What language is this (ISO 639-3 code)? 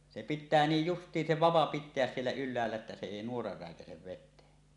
fin